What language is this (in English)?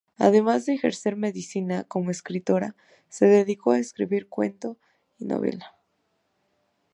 Spanish